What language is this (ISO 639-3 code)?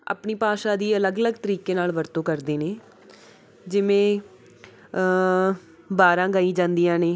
pan